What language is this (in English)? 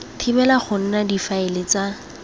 Tswana